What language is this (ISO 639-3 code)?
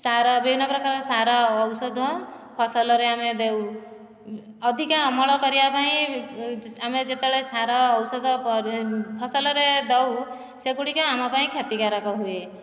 ori